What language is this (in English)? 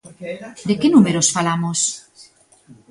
Galician